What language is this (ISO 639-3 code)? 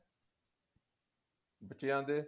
pan